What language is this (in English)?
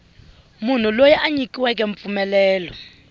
Tsonga